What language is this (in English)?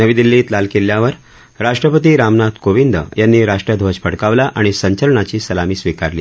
Marathi